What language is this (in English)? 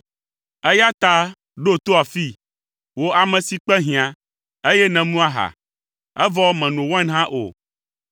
Ewe